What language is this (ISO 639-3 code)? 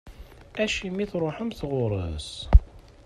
kab